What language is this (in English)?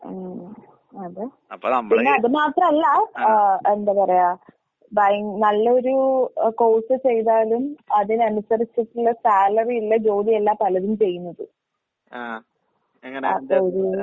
Malayalam